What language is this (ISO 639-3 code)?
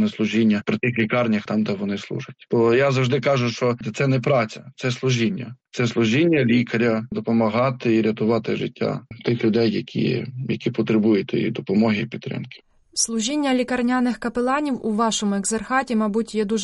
ukr